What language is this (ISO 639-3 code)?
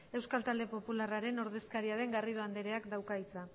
eus